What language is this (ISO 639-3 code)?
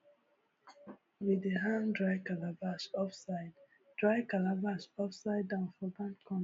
pcm